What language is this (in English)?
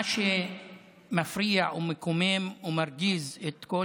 Hebrew